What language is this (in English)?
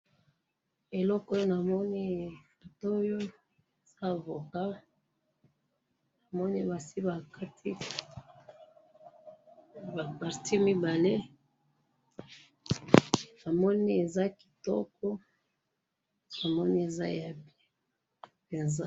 Lingala